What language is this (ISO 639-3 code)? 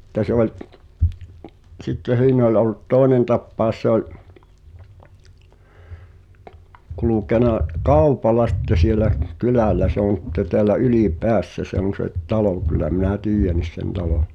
fin